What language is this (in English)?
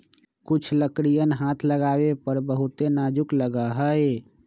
Magahi